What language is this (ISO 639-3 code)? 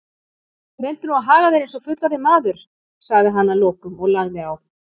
isl